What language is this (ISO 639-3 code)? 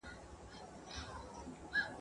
pus